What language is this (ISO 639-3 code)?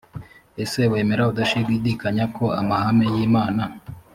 kin